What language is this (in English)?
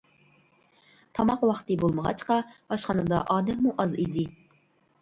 Uyghur